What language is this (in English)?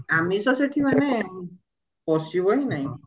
Odia